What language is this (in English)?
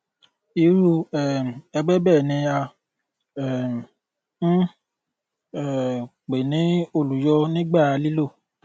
Yoruba